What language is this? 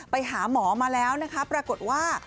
Thai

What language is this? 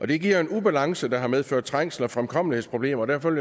Danish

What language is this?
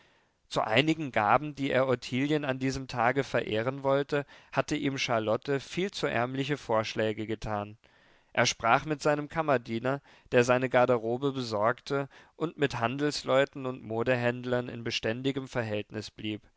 German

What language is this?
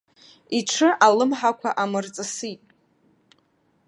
Abkhazian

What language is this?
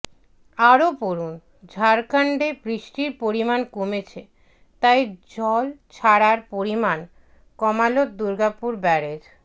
Bangla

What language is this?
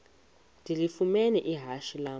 Xhosa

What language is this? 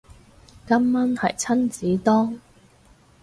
Cantonese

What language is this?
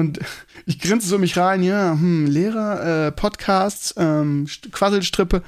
German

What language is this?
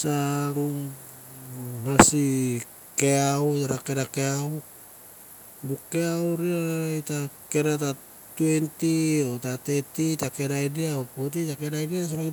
Mandara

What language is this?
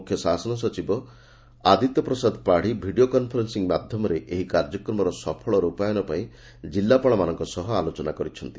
Odia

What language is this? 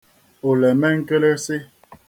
Igbo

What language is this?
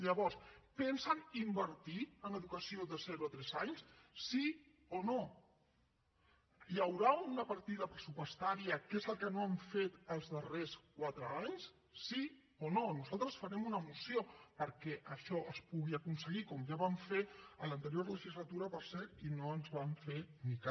Catalan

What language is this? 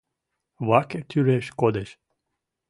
Mari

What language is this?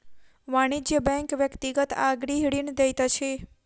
Maithili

